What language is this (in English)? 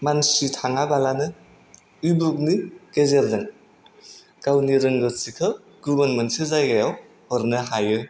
Bodo